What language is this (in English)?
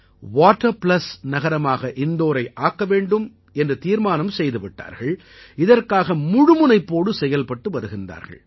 Tamil